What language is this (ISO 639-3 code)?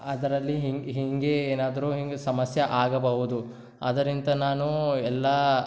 kan